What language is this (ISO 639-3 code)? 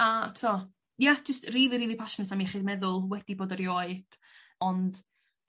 cym